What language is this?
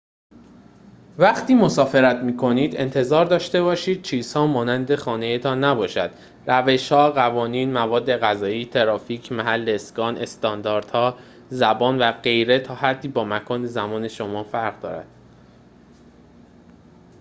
Persian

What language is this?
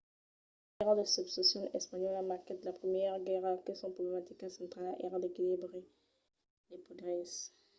Occitan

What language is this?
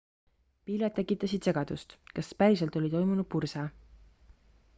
Estonian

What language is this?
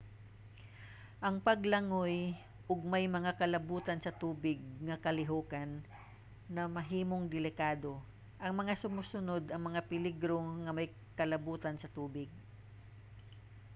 Cebuano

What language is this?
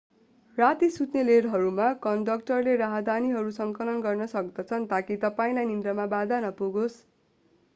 Nepali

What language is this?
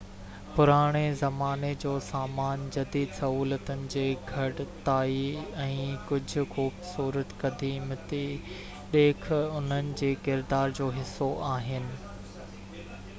Sindhi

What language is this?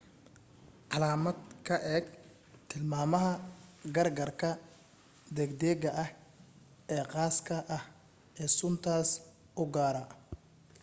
Somali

